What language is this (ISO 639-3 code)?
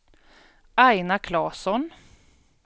swe